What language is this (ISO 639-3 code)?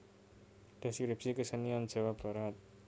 jav